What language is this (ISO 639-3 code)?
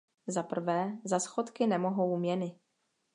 ces